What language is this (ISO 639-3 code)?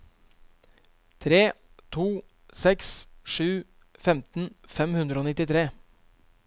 nor